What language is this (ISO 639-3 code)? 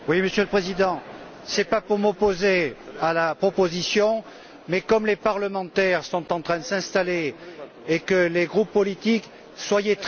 fra